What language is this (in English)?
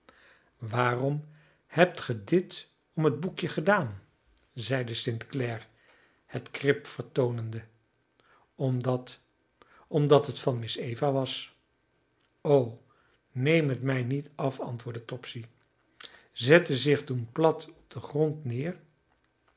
Dutch